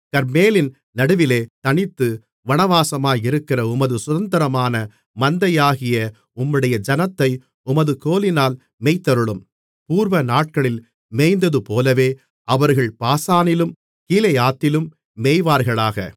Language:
Tamil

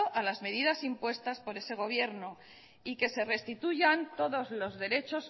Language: Spanish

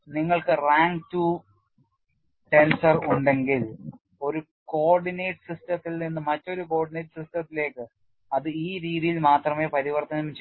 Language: Malayalam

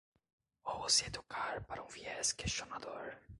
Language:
Portuguese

